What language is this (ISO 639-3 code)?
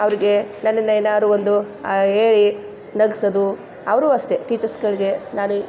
kan